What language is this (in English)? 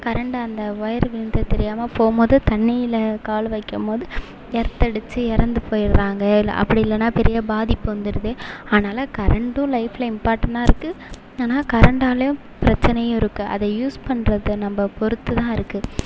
Tamil